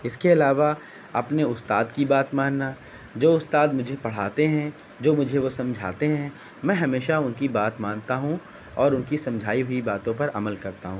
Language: Urdu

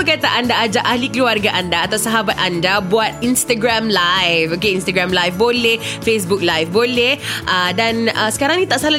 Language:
Malay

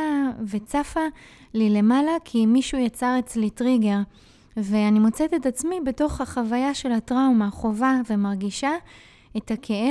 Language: Hebrew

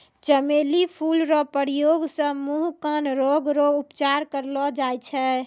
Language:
Maithili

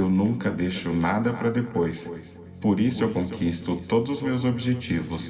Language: Portuguese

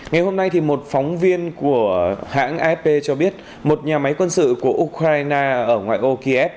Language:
Vietnamese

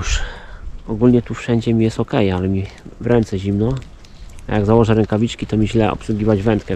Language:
Polish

